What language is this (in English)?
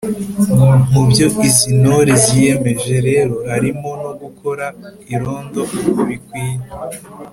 Kinyarwanda